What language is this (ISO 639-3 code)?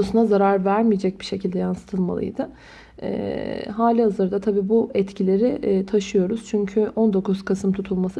tur